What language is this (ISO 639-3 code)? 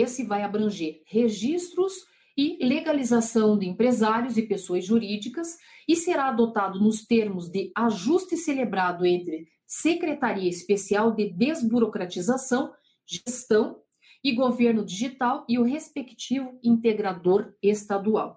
por